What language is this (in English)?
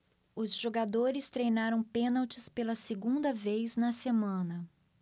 Portuguese